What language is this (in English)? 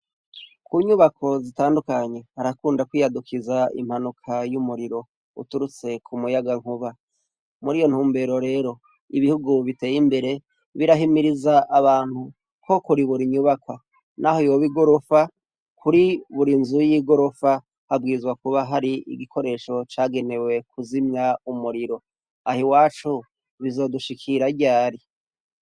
Rundi